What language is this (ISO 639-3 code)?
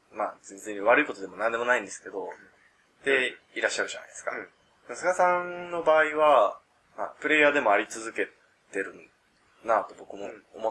jpn